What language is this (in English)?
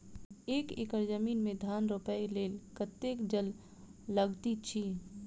Maithili